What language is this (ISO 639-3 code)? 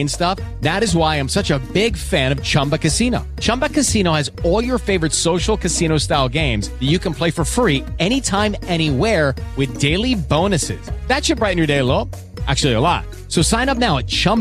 nld